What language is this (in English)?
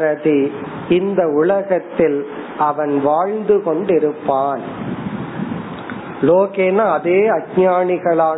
Tamil